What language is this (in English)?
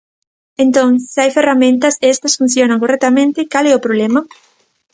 Galician